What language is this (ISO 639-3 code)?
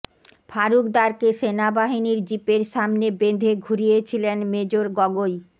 ben